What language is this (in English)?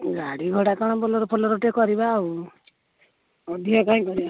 Odia